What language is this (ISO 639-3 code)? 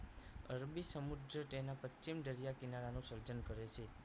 guj